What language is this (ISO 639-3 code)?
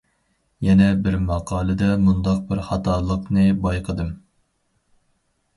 uig